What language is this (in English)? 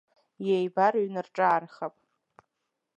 Abkhazian